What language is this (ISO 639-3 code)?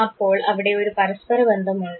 mal